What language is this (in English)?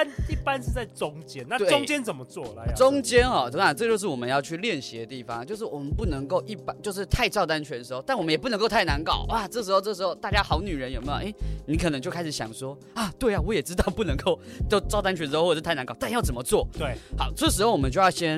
Chinese